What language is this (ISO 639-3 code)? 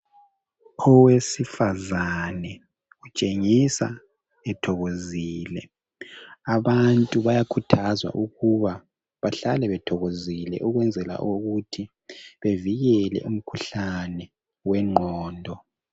nde